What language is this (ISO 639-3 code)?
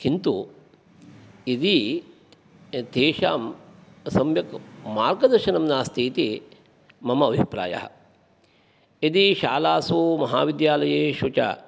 san